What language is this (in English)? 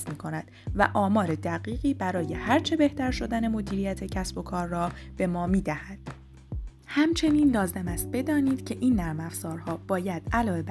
Persian